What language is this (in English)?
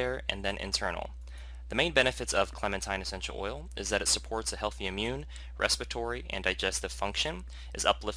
English